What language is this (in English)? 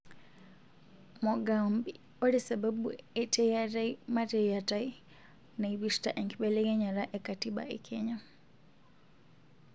Masai